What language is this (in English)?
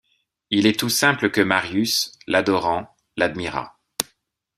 French